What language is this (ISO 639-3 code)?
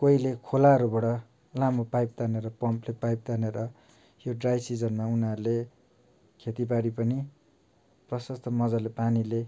nep